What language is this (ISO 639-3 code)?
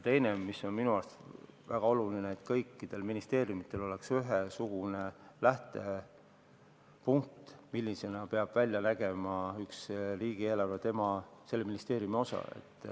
est